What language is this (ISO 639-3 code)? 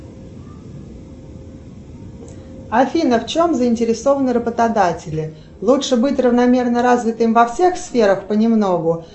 rus